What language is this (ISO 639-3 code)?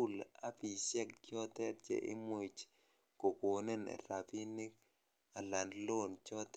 kln